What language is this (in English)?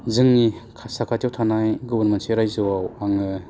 Bodo